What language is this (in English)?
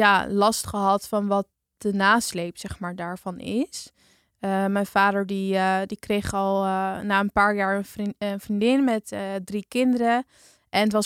Dutch